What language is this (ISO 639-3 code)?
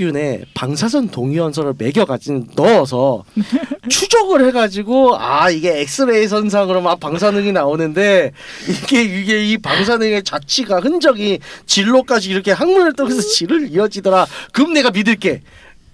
kor